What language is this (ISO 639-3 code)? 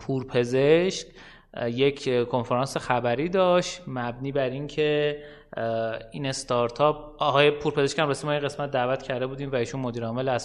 fas